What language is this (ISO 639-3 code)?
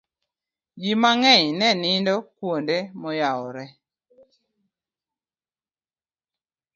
luo